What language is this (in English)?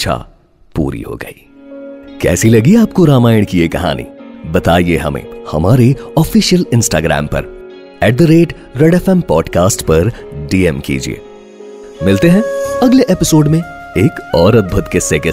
Hindi